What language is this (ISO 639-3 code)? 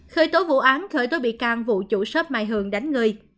vie